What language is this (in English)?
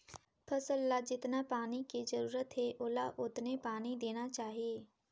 Chhattisgarhi